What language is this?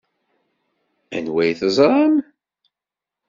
Kabyle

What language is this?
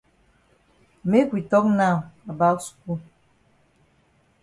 Cameroon Pidgin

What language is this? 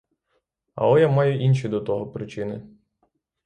Ukrainian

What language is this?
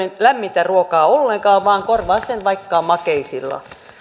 Finnish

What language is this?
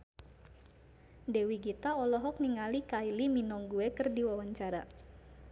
Sundanese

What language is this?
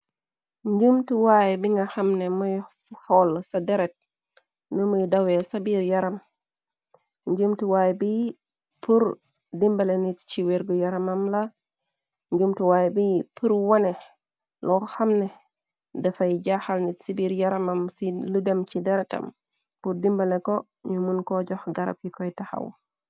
Wolof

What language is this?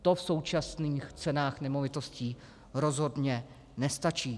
Czech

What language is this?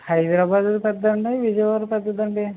Telugu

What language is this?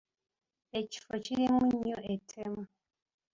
Ganda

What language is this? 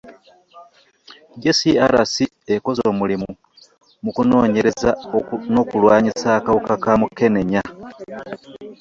Ganda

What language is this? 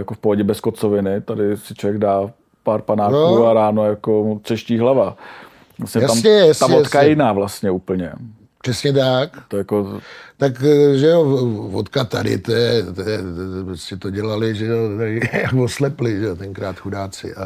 Czech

